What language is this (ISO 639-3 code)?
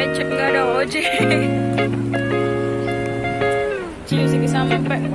ind